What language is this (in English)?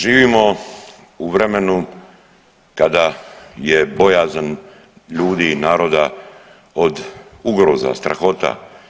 Croatian